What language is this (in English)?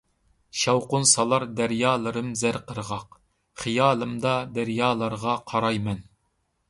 Uyghur